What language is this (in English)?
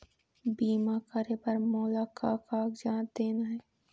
Chhattisgarhi